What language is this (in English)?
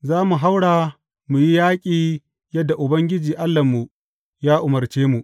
Hausa